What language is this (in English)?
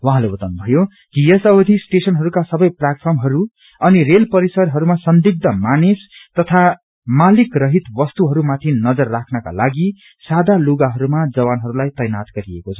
Nepali